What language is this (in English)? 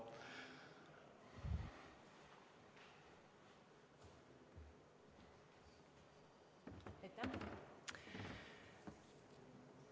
Estonian